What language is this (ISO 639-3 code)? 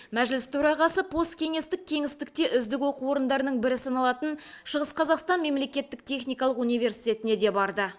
kaz